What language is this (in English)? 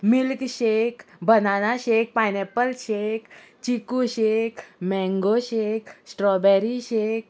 Konkani